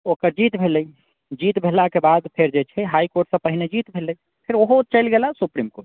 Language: Maithili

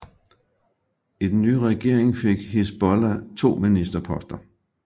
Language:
Danish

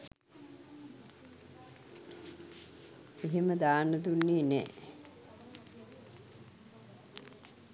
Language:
Sinhala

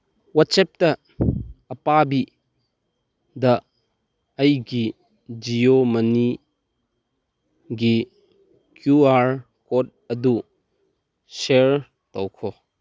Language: Manipuri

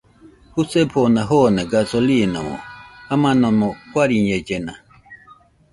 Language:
Nüpode Huitoto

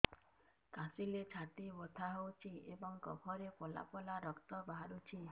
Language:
Odia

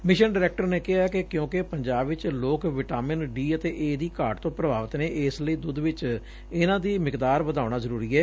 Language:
Punjabi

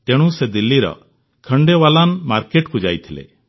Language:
Odia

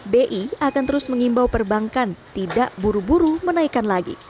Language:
Indonesian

